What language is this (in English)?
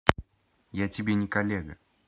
Russian